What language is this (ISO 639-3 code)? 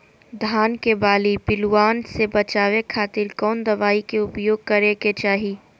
mag